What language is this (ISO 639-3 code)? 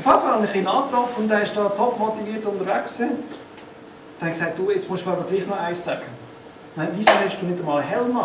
deu